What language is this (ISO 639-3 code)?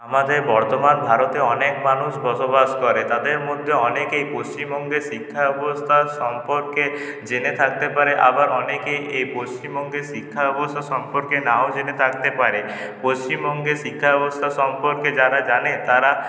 ben